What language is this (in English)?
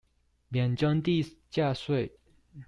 Chinese